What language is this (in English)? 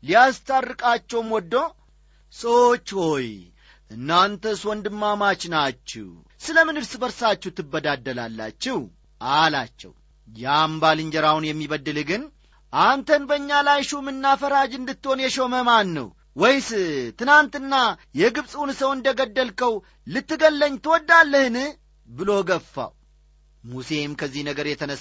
Amharic